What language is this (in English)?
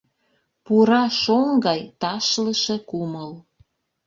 Mari